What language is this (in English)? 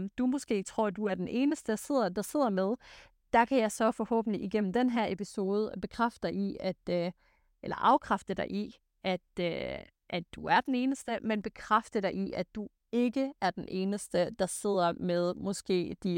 Danish